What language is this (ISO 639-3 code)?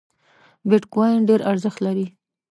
pus